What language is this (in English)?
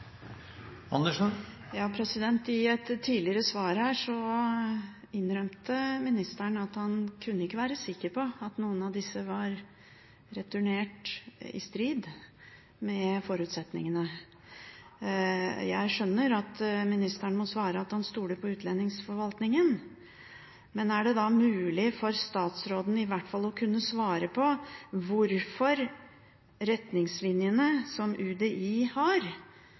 Norwegian Bokmål